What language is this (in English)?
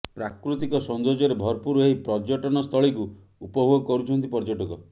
Odia